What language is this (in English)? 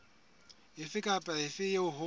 Southern Sotho